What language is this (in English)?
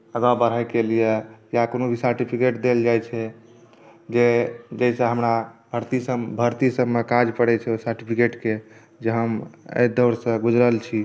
Maithili